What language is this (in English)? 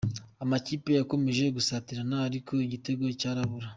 Kinyarwanda